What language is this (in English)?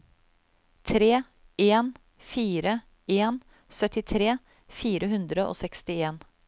Norwegian